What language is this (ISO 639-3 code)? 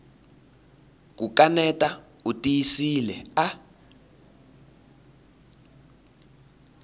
tso